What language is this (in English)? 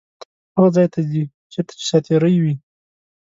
Pashto